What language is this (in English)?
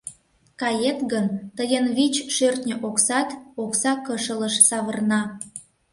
Mari